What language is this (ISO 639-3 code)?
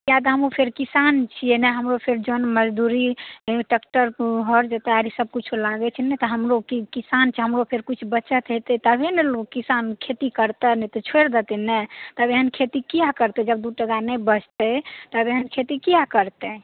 mai